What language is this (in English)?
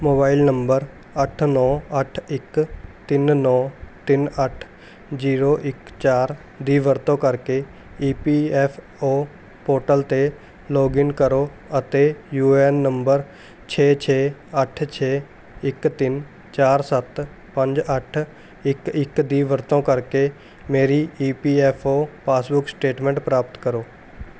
Punjabi